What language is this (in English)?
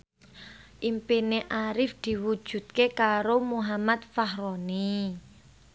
Javanese